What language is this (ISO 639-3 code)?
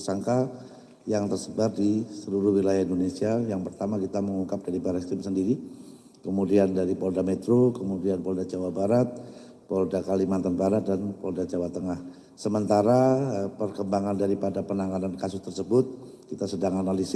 ind